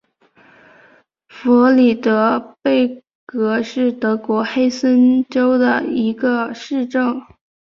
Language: Chinese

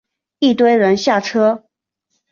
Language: Chinese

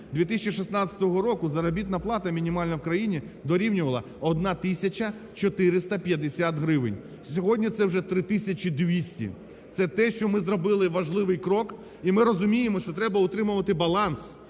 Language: Ukrainian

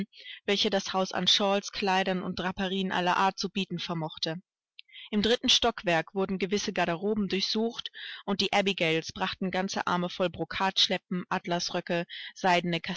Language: German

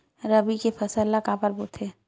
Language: Chhattisgarhi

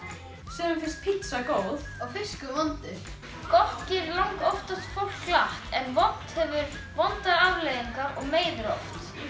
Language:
Icelandic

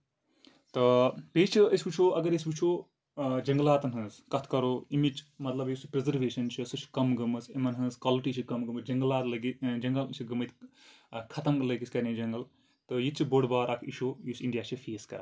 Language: Kashmiri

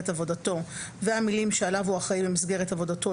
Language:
Hebrew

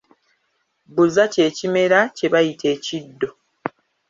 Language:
Ganda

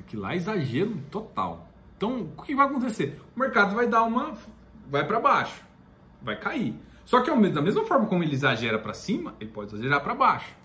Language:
Portuguese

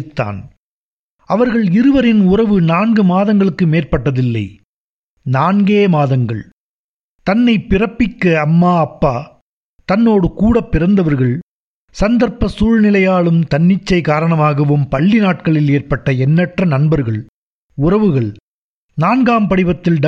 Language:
Tamil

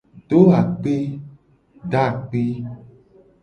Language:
Gen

